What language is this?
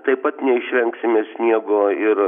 Lithuanian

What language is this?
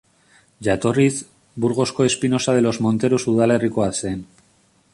Basque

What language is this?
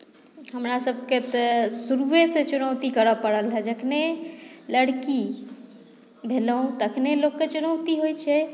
Maithili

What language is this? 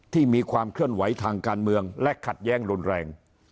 Thai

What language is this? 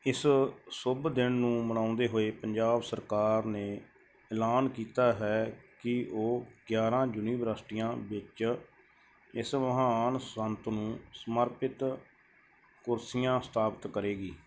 Punjabi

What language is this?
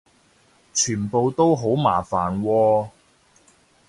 Cantonese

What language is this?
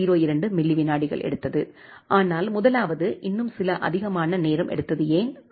Tamil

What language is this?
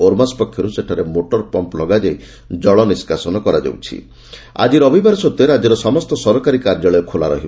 Odia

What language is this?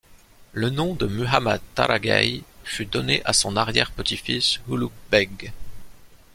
French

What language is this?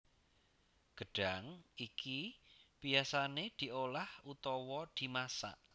Javanese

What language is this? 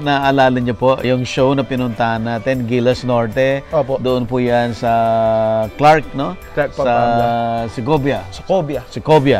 Filipino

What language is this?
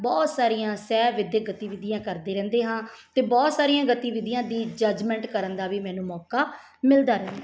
Punjabi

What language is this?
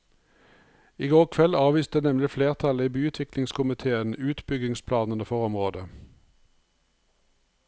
Norwegian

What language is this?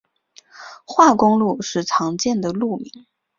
Chinese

